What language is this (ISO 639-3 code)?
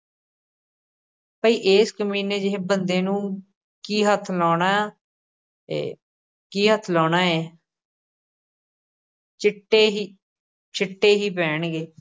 pan